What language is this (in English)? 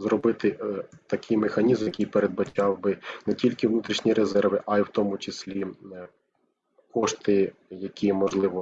Ukrainian